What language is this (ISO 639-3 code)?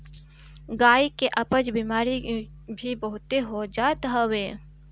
bho